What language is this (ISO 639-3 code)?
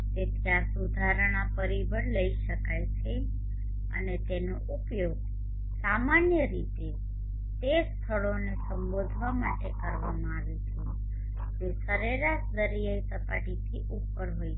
guj